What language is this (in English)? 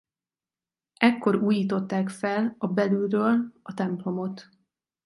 Hungarian